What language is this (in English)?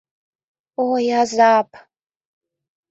Mari